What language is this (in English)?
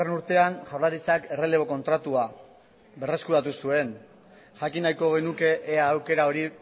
Basque